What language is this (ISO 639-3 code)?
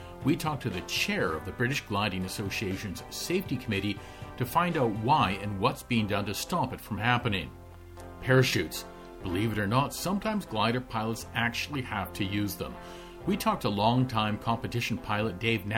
eng